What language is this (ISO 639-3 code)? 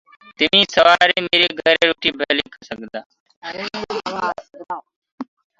ggg